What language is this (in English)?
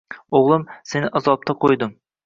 Uzbek